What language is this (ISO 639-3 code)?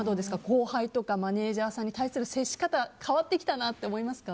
jpn